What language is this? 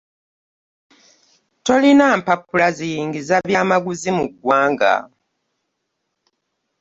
Ganda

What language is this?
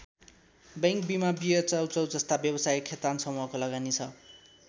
Nepali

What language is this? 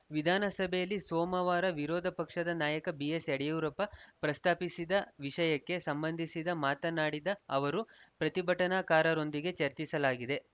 Kannada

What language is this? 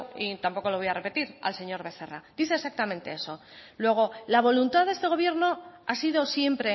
Spanish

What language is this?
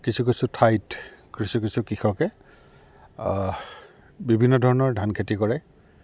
Assamese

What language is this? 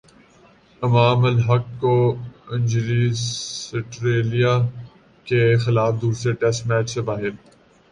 Urdu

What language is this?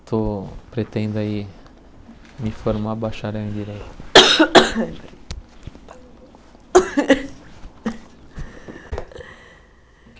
Portuguese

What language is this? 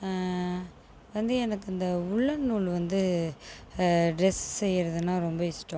Tamil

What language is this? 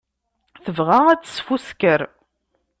Kabyle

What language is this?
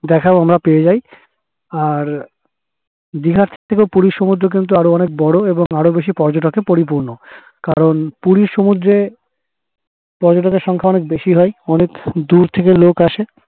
Bangla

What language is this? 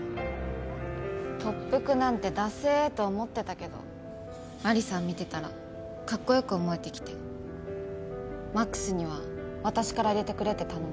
Japanese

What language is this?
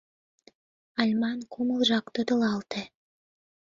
Mari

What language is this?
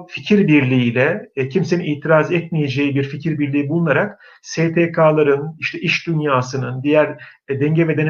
Turkish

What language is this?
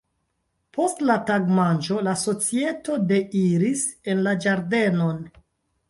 Esperanto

